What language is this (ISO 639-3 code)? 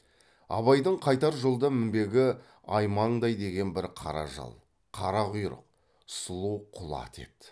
kaz